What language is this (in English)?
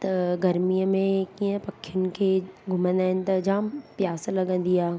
Sindhi